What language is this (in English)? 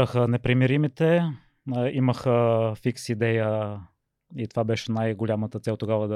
Bulgarian